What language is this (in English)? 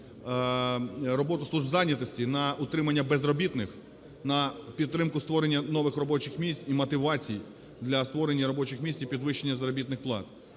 Ukrainian